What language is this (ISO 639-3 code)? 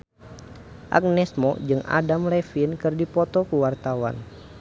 sun